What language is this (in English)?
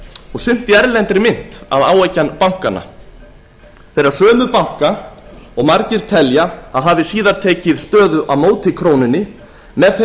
Icelandic